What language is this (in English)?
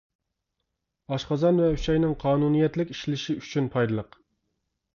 Uyghur